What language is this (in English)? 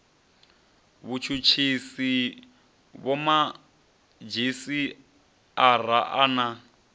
Venda